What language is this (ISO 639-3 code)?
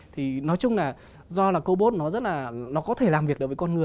vie